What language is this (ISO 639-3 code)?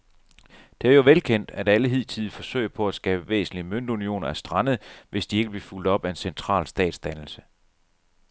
dan